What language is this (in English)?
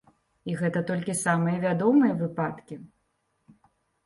Belarusian